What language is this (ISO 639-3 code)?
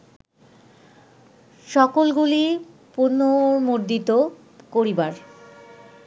ben